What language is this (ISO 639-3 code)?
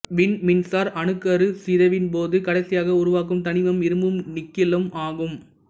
tam